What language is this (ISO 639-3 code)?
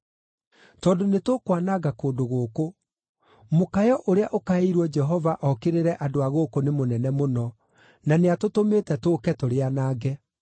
kik